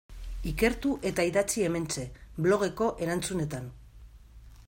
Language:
Basque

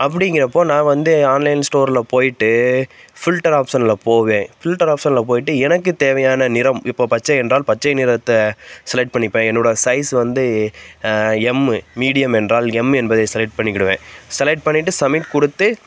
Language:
Tamil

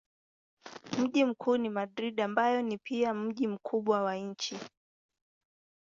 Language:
Swahili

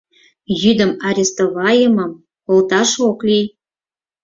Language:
Mari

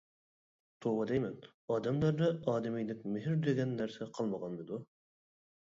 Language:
Uyghur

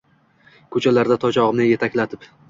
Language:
Uzbek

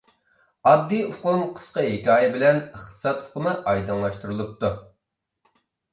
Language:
Uyghur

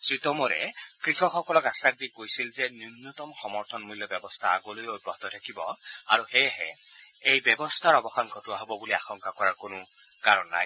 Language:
Assamese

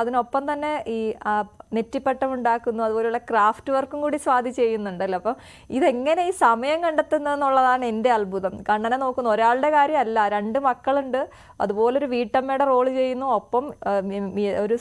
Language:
Malayalam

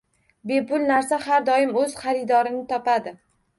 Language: Uzbek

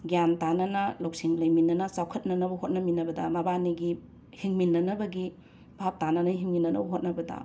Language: Manipuri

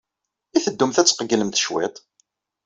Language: Kabyle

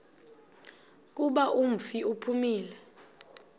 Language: Xhosa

